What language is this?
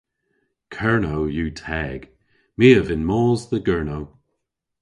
Cornish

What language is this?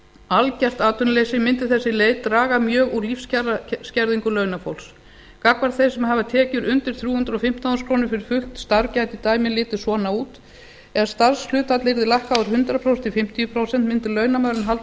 Icelandic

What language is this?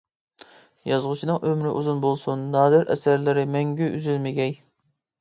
Uyghur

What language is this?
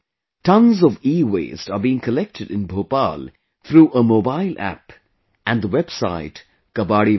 English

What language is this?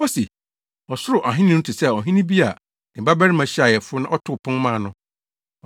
Akan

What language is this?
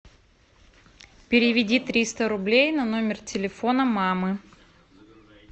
Russian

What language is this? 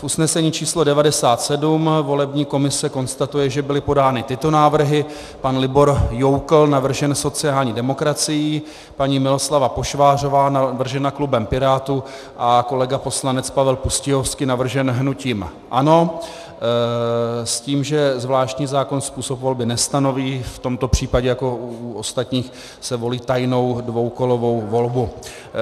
Czech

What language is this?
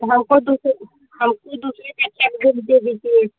Hindi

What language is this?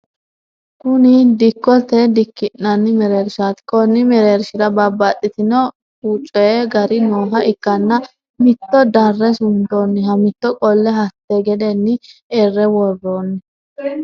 Sidamo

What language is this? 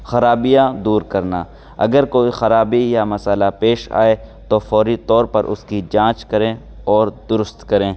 Urdu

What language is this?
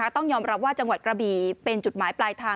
Thai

